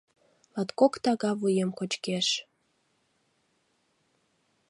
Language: Mari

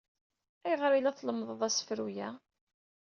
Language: Kabyle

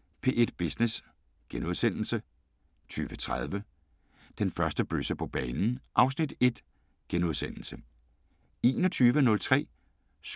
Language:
Danish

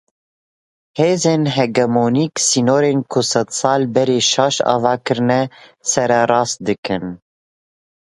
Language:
Kurdish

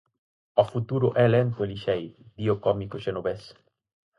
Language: Galician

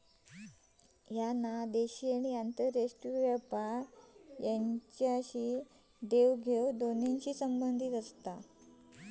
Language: Marathi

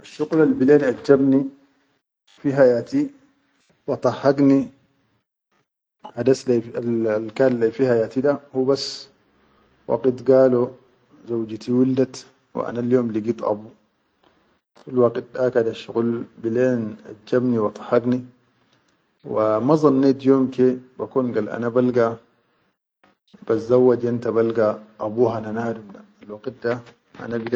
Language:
Chadian Arabic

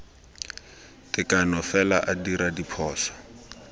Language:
Tswana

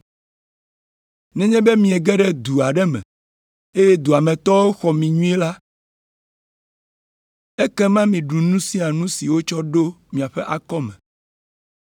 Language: Ewe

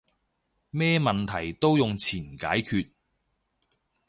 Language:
Cantonese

